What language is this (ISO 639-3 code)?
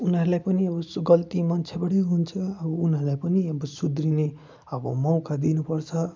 nep